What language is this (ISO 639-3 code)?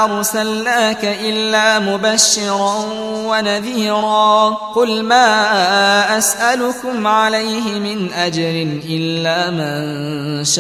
ara